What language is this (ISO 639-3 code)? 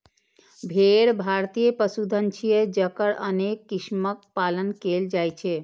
mai